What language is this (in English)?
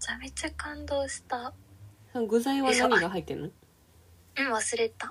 Japanese